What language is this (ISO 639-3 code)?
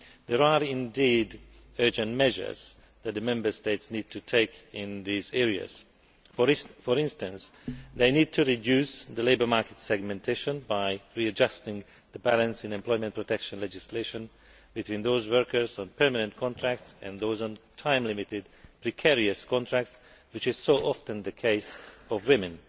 eng